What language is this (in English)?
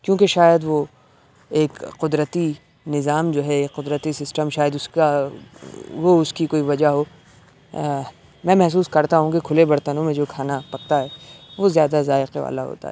Urdu